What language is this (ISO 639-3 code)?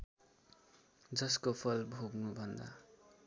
nep